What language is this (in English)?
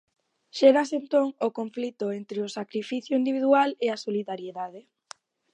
Galician